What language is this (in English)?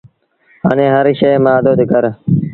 Sindhi Bhil